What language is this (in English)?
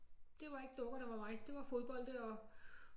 Danish